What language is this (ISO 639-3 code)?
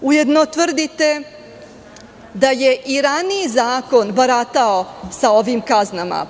srp